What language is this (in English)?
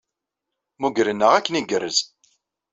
Kabyle